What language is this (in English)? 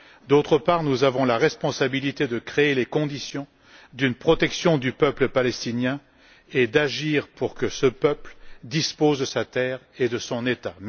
French